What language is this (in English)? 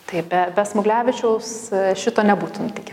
Lithuanian